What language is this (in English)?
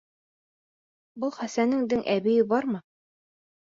Bashkir